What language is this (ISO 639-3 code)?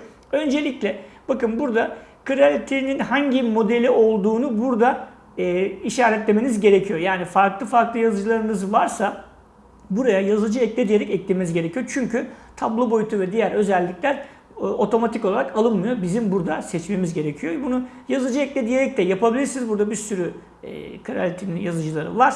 tur